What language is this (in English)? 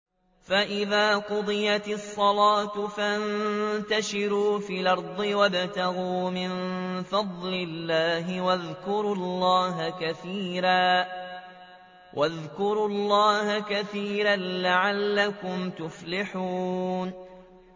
Arabic